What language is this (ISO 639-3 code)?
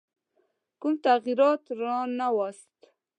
pus